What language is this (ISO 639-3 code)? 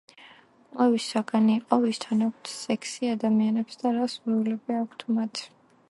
kat